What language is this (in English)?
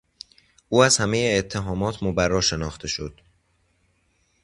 Persian